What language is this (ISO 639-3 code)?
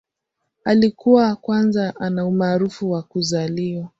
swa